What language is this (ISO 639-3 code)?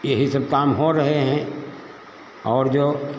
hin